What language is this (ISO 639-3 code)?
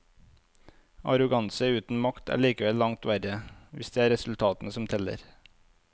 nor